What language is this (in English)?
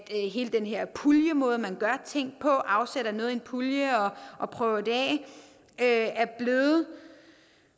Danish